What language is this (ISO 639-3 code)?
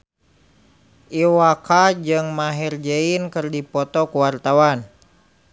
sun